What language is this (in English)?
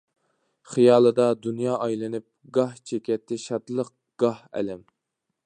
Uyghur